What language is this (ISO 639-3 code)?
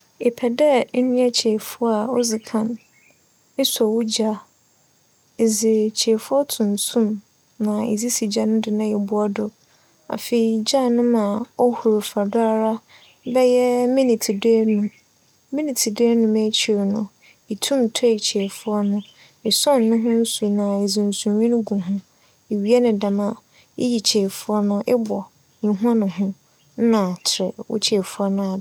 aka